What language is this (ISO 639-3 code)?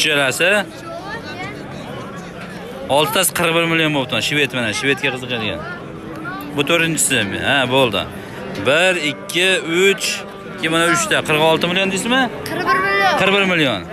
tur